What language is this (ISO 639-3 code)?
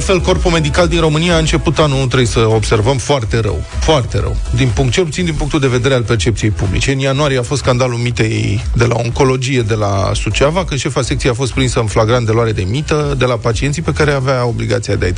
ron